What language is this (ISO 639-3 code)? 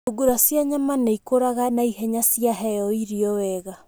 kik